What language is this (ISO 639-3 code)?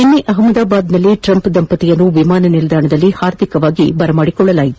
kan